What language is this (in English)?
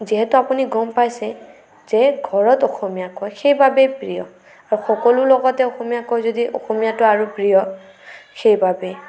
Assamese